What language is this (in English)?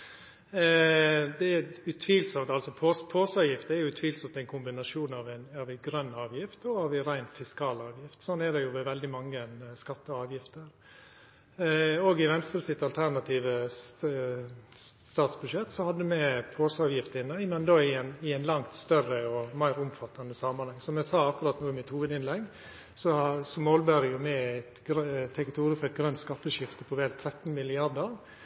Norwegian Nynorsk